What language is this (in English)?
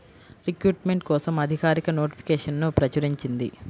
Telugu